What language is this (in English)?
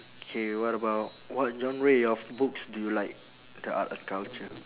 English